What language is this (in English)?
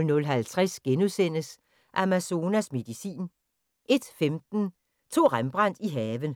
Danish